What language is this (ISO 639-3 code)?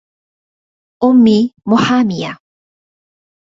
ara